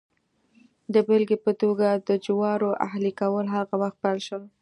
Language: Pashto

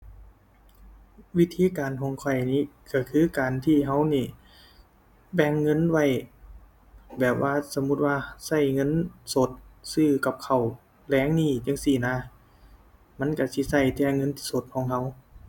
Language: Thai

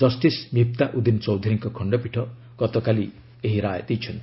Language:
Odia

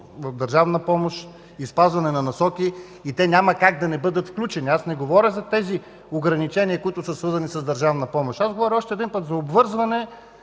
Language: Bulgarian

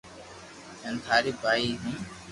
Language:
Loarki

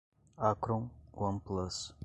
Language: Portuguese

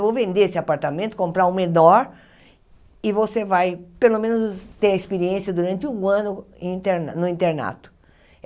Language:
Portuguese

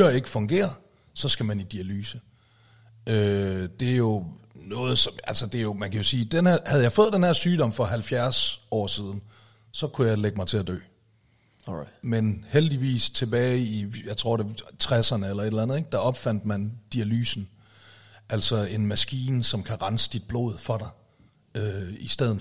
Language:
Danish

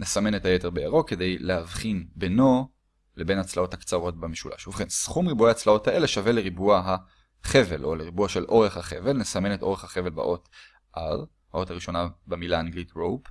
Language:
Hebrew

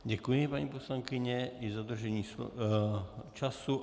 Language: Czech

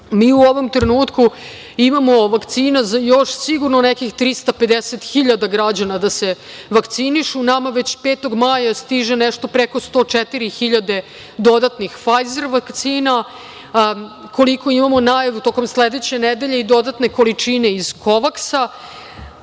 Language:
Serbian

